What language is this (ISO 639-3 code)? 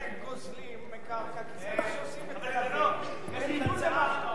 heb